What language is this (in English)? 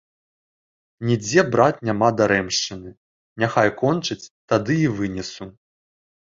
Belarusian